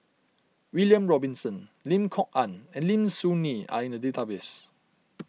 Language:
English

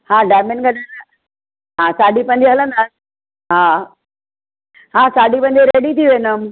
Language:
Sindhi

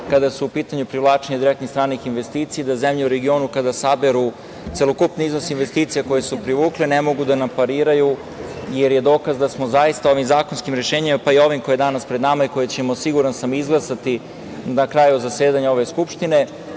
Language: Serbian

